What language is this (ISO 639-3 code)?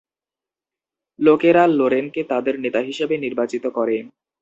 ben